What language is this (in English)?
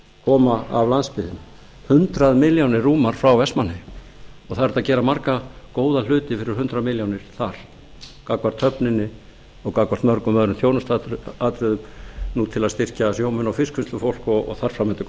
Icelandic